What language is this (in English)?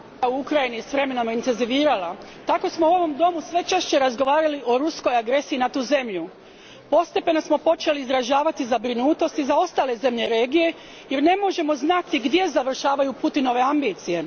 Croatian